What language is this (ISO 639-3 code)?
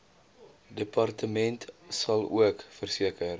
afr